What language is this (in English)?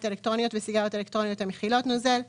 Hebrew